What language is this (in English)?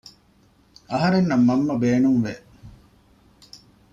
Divehi